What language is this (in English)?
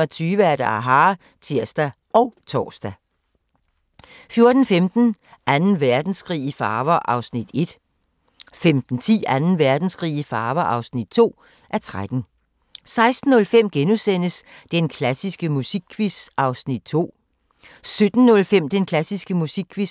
Danish